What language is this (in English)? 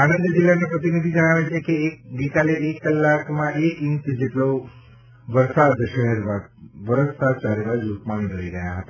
Gujarati